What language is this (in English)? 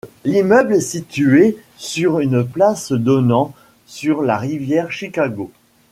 French